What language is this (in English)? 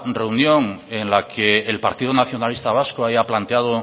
Spanish